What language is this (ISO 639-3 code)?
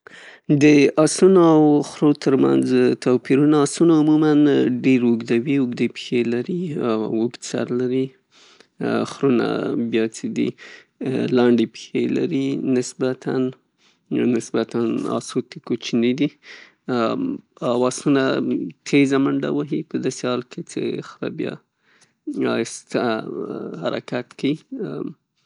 pus